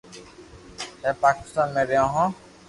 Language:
Loarki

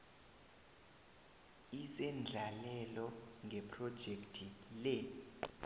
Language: South Ndebele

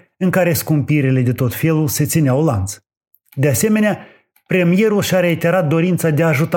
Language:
Romanian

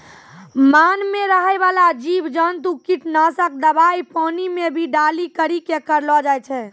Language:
Maithili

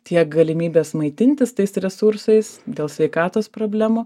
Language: Lithuanian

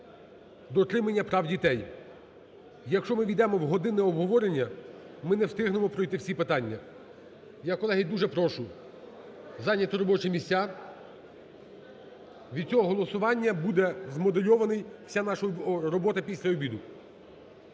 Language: Ukrainian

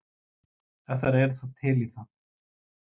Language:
Icelandic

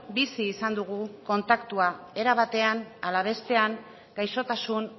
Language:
Basque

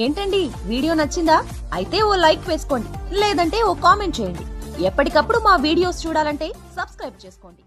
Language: Telugu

